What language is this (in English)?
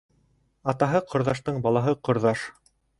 Bashkir